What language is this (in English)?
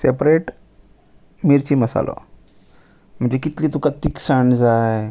Konkani